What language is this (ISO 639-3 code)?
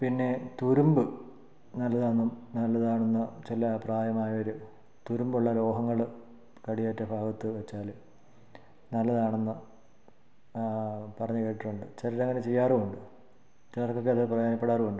mal